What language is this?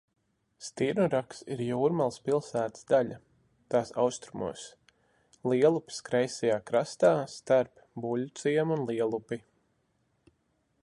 Latvian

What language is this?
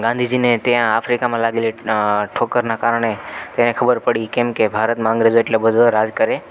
Gujarati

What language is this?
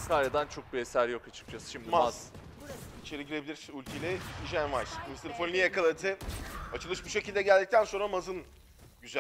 Turkish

